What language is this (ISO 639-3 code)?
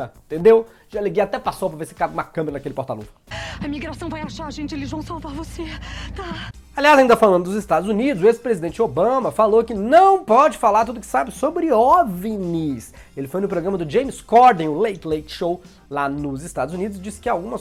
por